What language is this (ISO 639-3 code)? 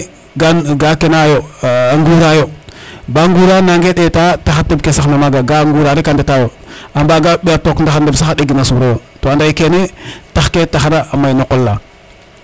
srr